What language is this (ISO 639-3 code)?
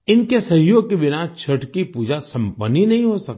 hin